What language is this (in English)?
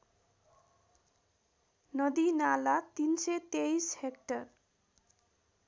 Nepali